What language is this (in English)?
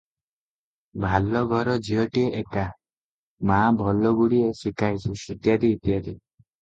Odia